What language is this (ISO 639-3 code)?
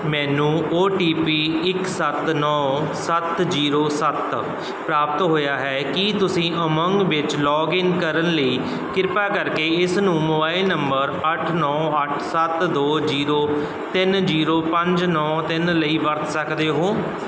pan